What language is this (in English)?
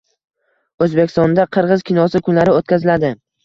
Uzbek